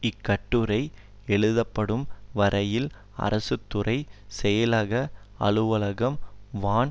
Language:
Tamil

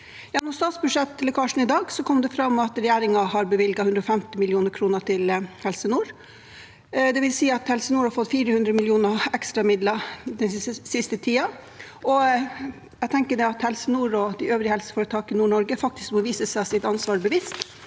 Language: Norwegian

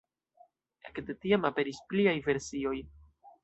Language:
Esperanto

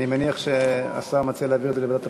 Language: Hebrew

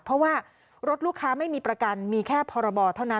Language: Thai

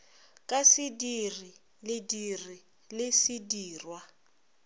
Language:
Northern Sotho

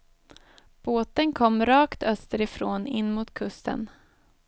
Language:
Swedish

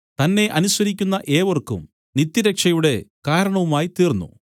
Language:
Malayalam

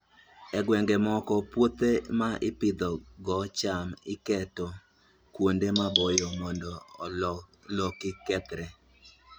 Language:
Luo (Kenya and Tanzania)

